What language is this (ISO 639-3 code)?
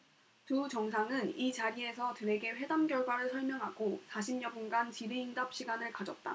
kor